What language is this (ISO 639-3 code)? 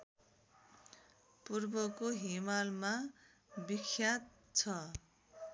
nep